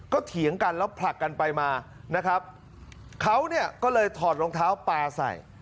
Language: Thai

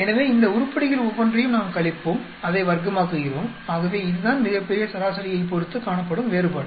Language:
Tamil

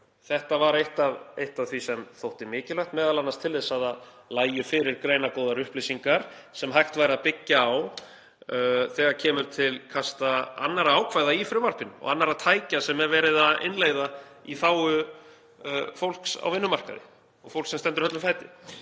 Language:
Icelandic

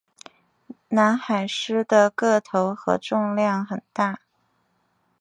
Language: Chinese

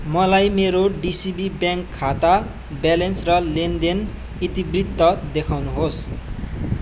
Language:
Nepali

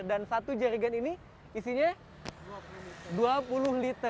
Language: Indonesian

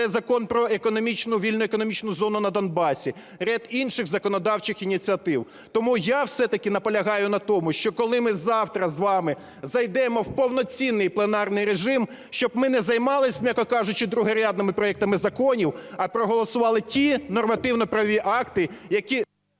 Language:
Ukrainian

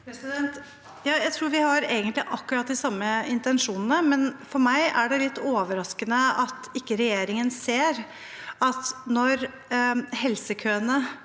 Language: Norwegian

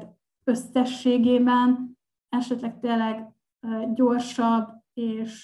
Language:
Hungarian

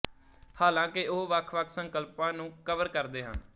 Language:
Punjabi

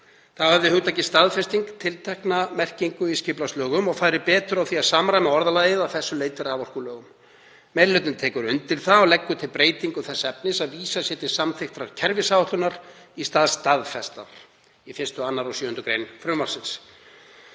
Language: Icelandic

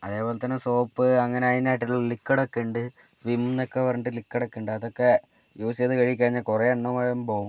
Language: Malayalam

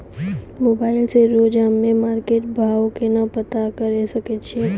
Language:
Maithili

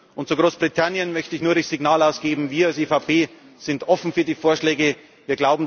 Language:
German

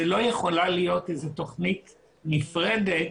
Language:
Hebrew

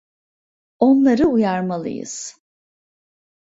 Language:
Turkish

